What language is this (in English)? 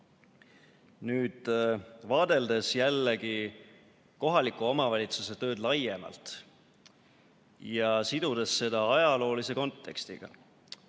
Estonian